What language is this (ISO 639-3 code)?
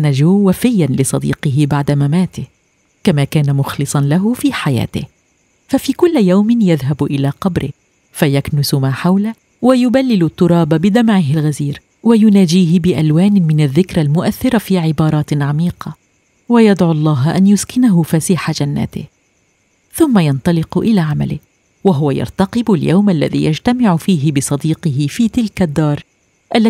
ara